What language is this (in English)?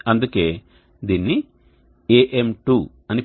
Telugu